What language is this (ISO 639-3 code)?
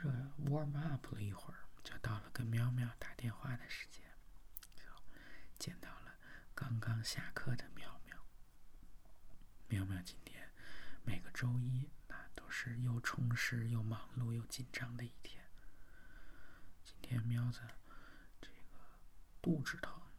zho